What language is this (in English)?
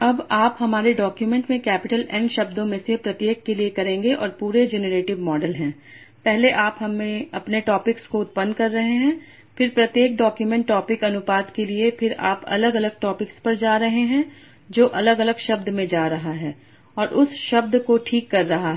Hindi